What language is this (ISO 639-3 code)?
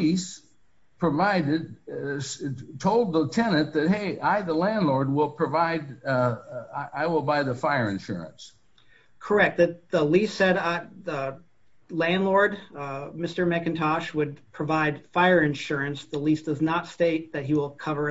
eng